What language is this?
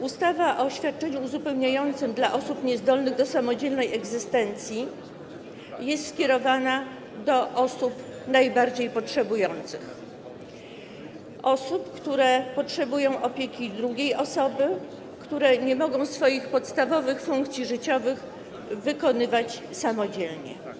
Polish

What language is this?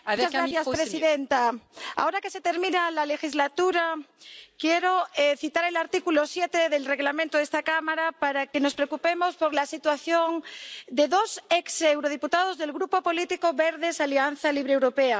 Spanish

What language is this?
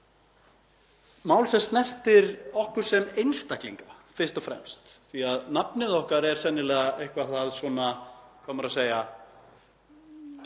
Icelandic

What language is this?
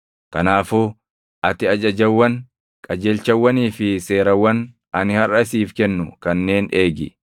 Oromo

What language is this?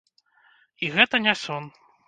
Belarusian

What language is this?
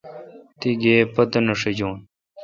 Kalkoti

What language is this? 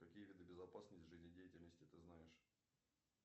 Russian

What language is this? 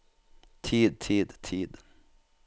Norwegian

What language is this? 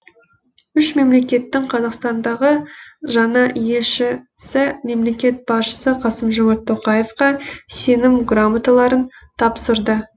Kazakh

